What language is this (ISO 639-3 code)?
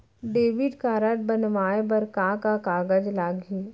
hne